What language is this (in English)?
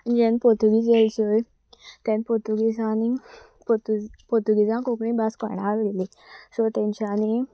Konkani